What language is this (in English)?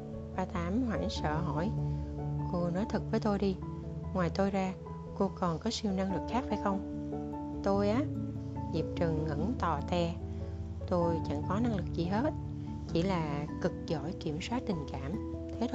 Vietnamese